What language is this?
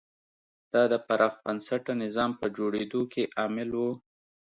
Pashto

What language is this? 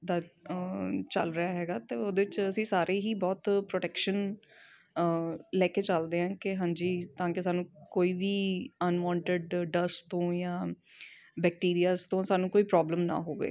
Punjabi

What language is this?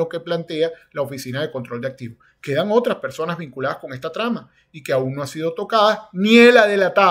Spanish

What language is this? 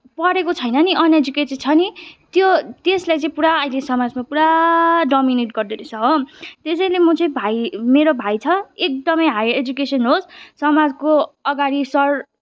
Nepali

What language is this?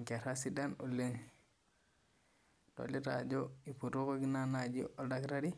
Masai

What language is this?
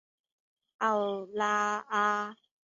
Chinese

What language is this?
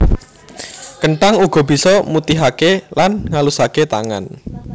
Javanese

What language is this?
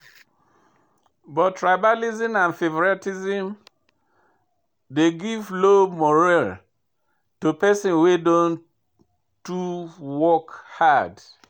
Nigerian Pidgin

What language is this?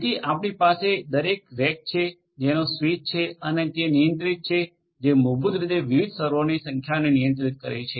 Gujarati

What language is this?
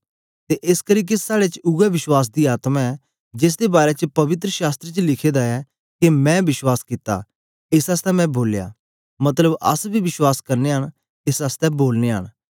Dogri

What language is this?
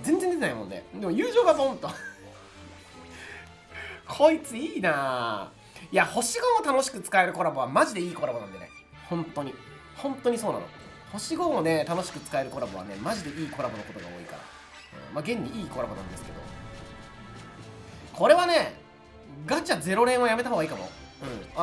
Japanese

